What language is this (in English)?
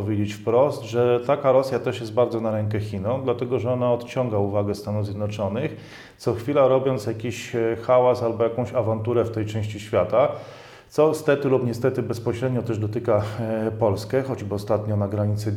Polish